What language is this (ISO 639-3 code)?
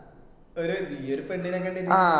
mal